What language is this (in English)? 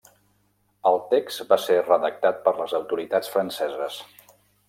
Catalan